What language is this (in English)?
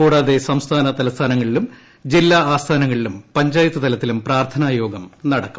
Malayalam